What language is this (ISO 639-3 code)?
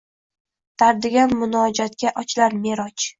uzb